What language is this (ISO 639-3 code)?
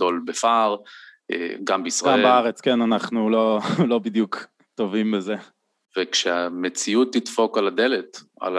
heb